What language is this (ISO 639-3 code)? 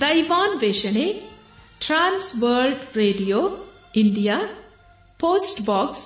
kan